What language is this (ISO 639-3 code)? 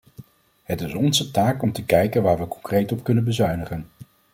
nld